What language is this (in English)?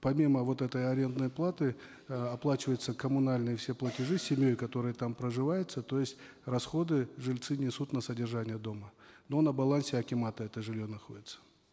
Kazakh